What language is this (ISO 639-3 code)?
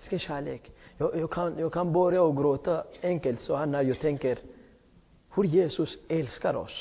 swe